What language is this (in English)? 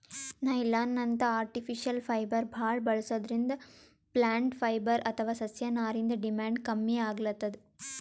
Kannada